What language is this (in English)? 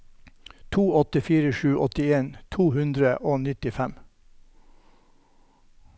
Norwegian